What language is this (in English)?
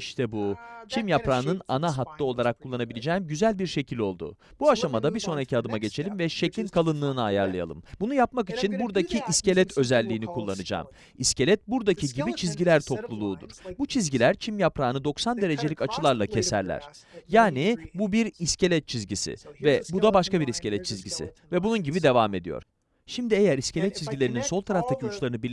Turkish